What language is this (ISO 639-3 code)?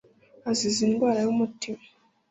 kin